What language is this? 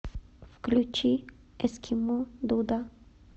Russian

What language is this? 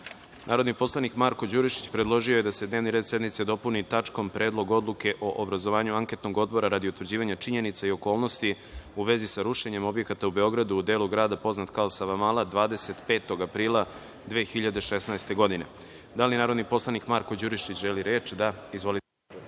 Serbian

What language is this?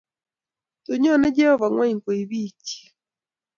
Kalenjin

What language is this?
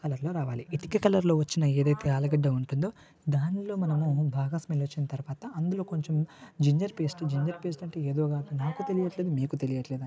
Telugu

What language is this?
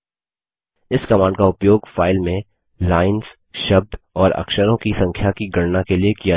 Hindi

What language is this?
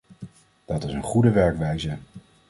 Dutch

